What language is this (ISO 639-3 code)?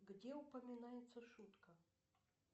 rus